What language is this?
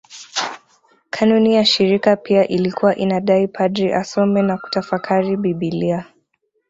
Swahili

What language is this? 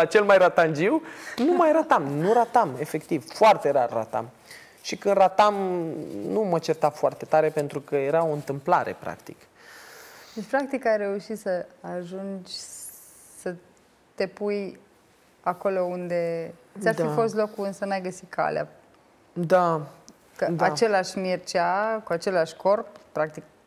Romanian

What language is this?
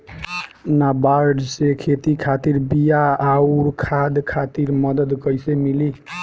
Bhojpuri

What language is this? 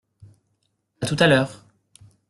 French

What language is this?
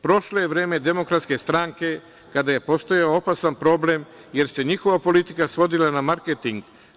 Serbian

